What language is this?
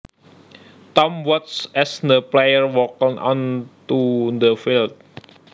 Javanese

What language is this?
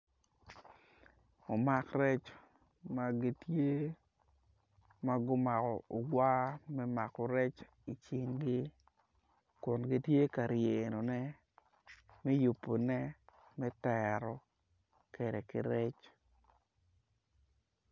Acoli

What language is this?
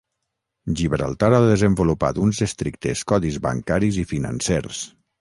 Catalan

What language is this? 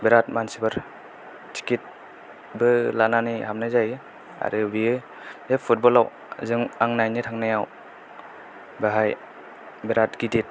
Bodo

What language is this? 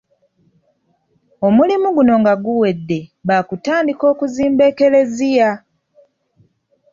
Ganda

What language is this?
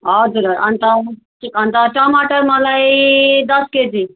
Nepali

